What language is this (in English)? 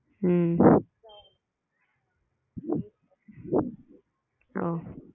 Tamil